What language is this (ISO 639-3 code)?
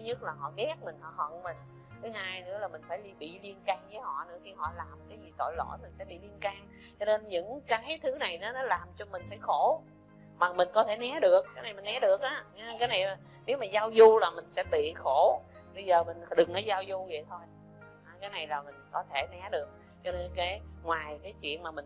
vie